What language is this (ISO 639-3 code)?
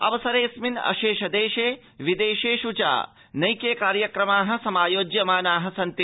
san